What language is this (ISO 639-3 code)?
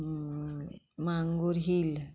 kok